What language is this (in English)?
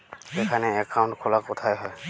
Bangla